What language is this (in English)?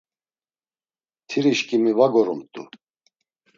Laz